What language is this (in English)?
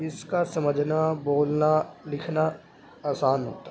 Urdu